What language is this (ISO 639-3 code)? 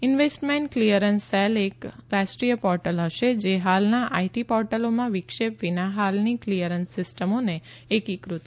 guj